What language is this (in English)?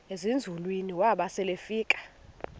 Xhosa